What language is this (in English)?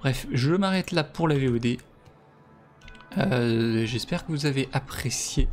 French